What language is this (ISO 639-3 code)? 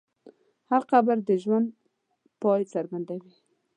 pus